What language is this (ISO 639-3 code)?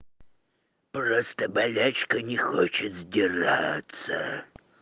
rus